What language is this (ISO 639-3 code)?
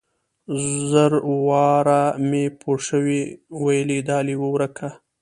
pus